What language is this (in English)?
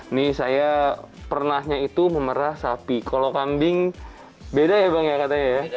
Indonesian